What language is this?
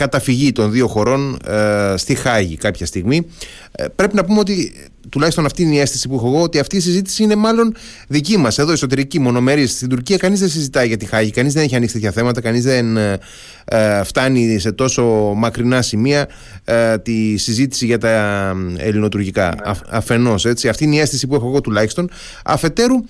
Greek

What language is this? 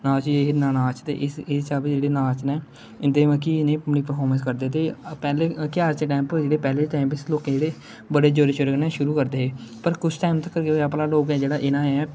Dogri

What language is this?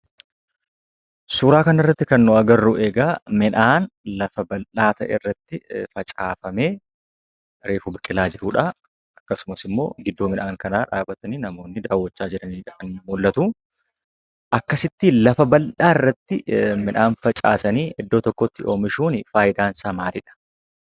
Oromo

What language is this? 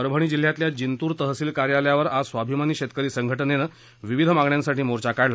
Marathi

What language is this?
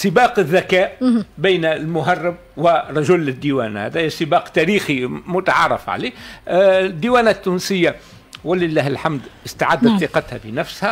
Arabic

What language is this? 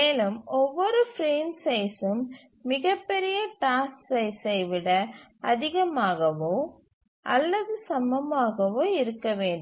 Tamil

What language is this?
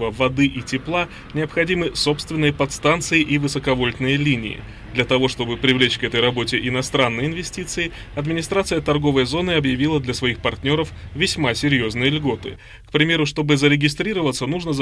Russian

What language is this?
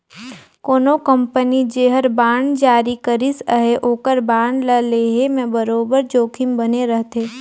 Chhattisgarhi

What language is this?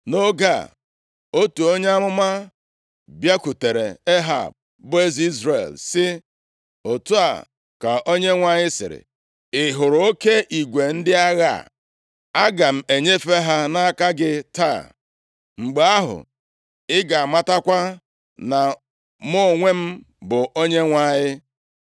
Igbo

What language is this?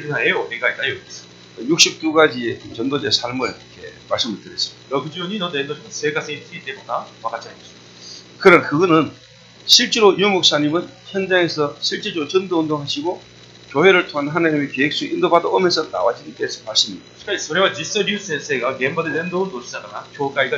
Korean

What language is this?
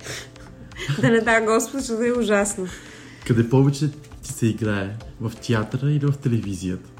Bulgarian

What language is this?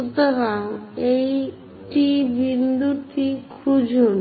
Bangla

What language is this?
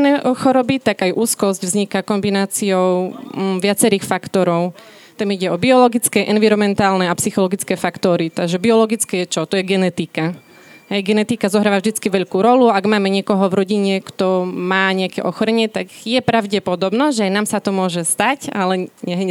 Slovak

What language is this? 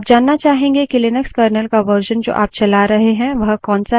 Hindi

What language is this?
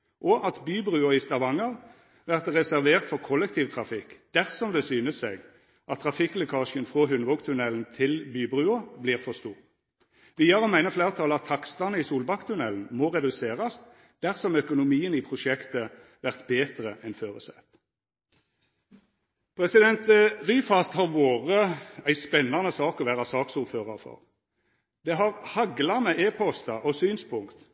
Norwegian Nynorsk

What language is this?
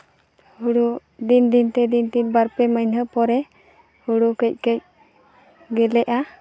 Santali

